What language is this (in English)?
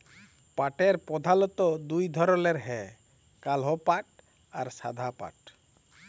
Bangla